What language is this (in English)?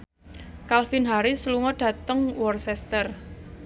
Javanese